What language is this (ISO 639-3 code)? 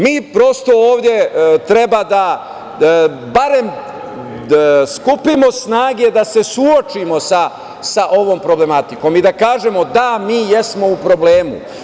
srp